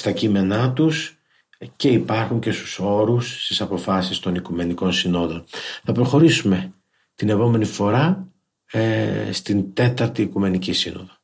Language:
Greek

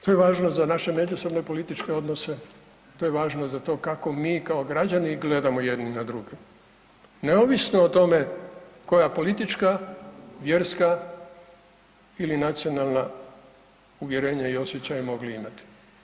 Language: Croatian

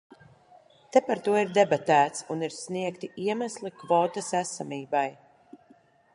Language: Latvian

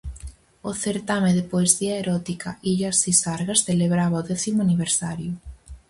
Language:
Galician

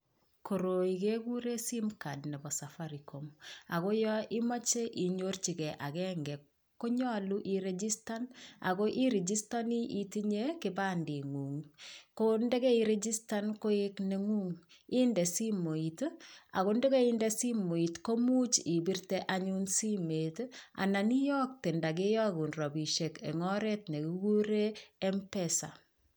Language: Kalenjin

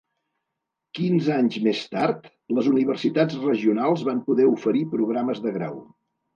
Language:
Catalan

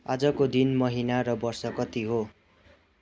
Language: Nepali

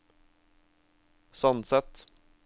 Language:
Norwegian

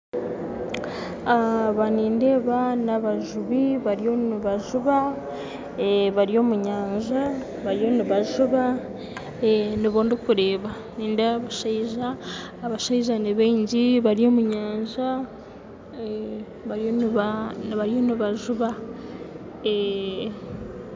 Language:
Nyankole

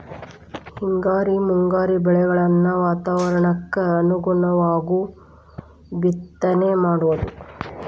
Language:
Kannada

